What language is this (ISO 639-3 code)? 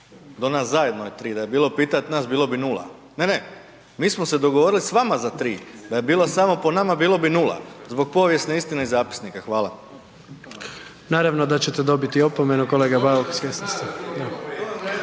hrv